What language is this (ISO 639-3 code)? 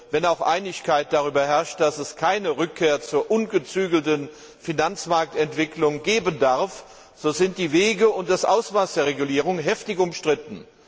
deu